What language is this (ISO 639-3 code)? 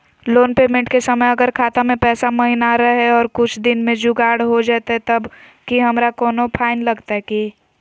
mag